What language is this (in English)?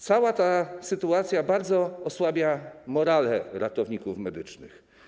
Polish